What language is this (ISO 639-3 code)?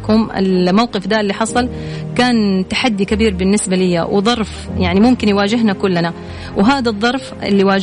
ara